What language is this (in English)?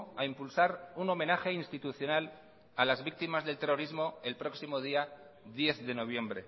Spanish